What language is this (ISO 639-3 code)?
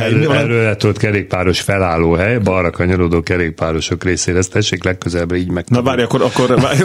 hun